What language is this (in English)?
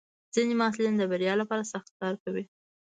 Pashto